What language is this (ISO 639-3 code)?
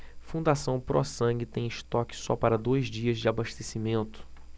por